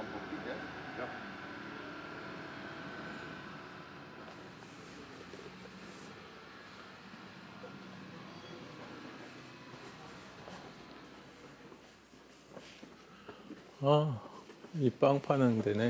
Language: Korean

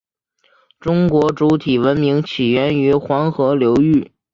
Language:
Chinese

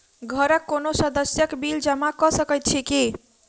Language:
Maithili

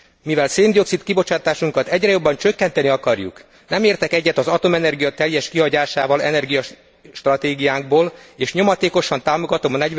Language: Hungarian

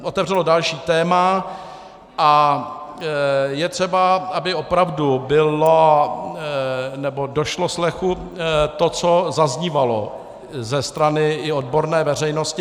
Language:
Czech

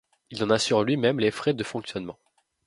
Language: French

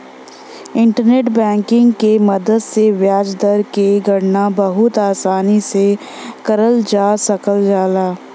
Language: Bhojpuri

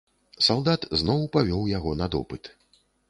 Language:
Belarusian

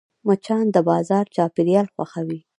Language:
Pashto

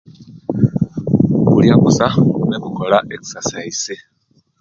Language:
Kenyi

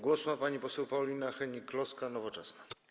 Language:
Polish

